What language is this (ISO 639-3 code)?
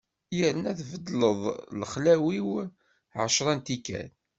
kab